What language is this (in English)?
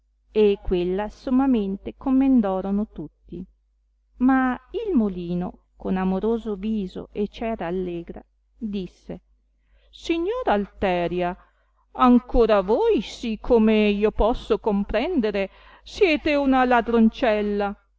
Italian